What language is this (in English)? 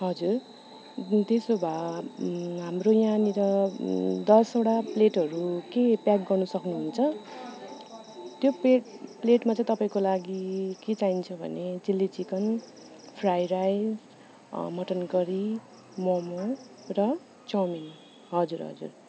Nepali